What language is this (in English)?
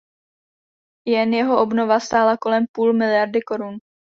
Czech